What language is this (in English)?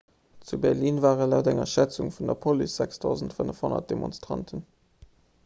Luxembourgish